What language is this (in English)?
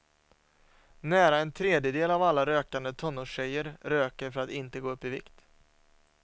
Swedish